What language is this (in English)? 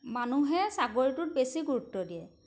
Assamese